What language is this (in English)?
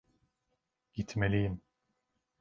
Turkish